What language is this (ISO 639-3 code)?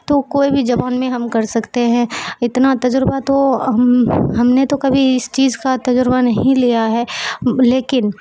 urd